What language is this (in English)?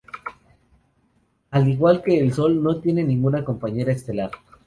Spanish